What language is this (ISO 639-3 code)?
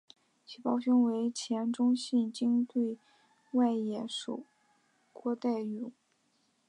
zho